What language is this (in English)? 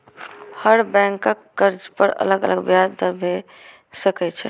Maithili